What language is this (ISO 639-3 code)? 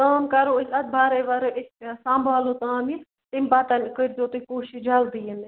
kas